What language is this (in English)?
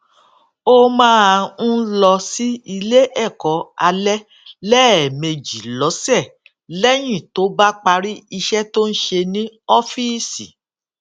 Yoruba